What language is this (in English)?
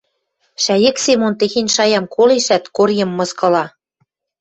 Western Mari